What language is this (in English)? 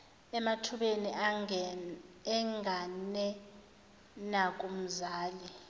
Zulu